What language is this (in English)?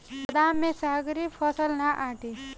Bhojpuri